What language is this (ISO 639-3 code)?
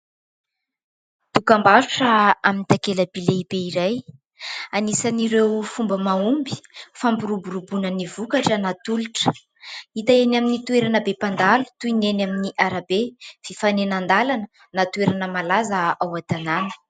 mlg